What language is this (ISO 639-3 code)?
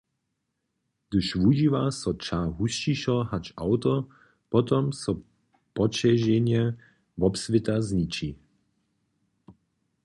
hsb